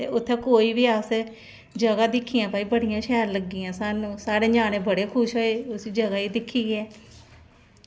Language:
Dogri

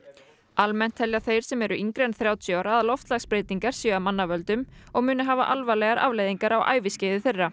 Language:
Icelandic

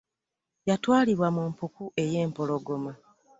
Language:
Ganda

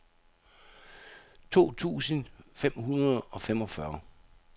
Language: Danish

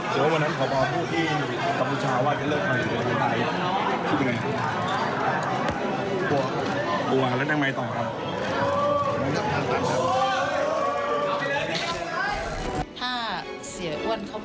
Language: Thai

